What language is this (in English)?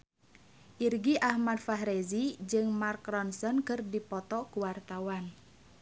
Sundanese